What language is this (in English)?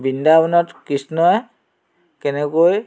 Assamese